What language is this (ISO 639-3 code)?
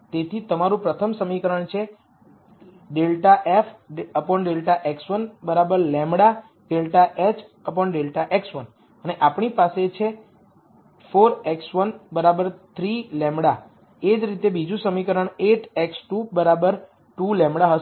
guj